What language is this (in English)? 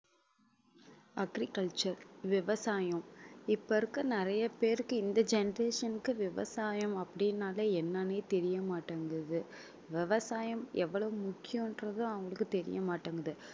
Tamil